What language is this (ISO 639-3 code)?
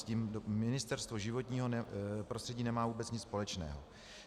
ces